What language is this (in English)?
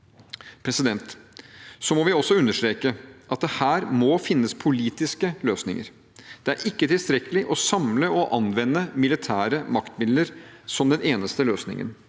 Norwegian